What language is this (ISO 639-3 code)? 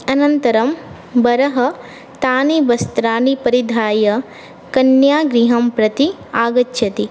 san